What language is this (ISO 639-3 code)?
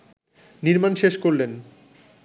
ben